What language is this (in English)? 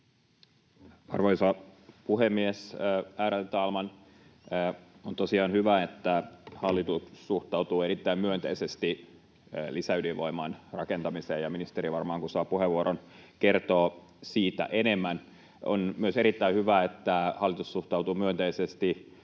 Finnish